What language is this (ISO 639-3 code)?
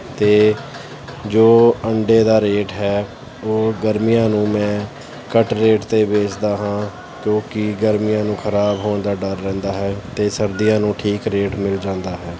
pan